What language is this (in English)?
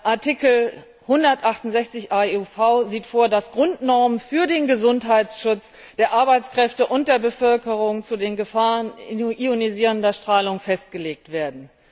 German